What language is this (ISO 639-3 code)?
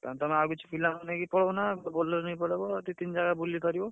ori